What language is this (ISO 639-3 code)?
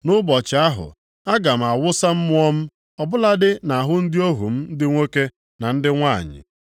ibo